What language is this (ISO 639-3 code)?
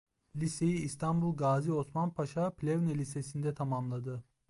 tur